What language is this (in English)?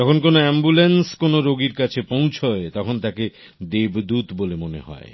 Bangla